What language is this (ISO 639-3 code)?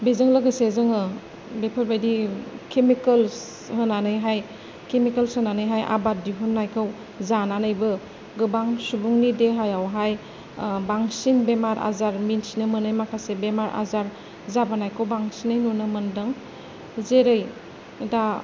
brx